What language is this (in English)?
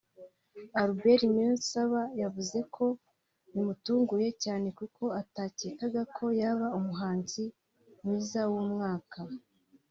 Kinyarwanda